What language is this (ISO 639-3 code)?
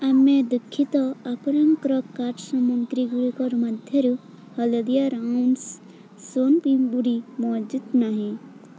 ori